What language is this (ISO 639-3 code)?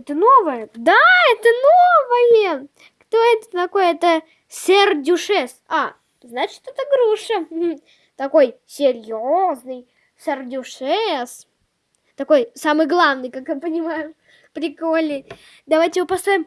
rus